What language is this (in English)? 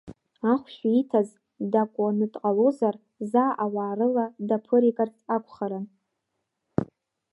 Abkhazian